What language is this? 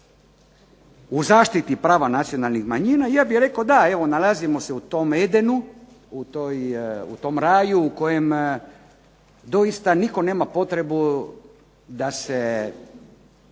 Croatian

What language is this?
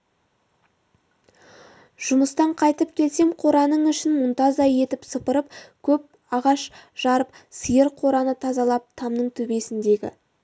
Kazakh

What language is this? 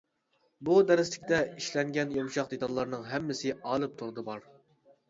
Uyghur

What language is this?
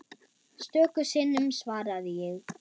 Icelandic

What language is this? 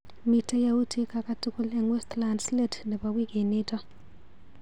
Kalenjin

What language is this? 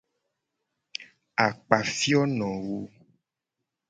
Gen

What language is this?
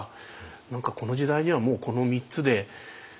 Japanese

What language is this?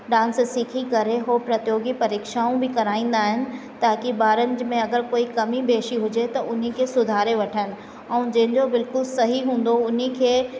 Sindhi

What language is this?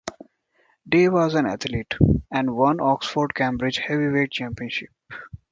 English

